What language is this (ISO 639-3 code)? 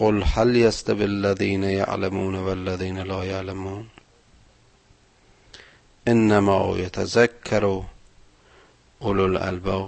fas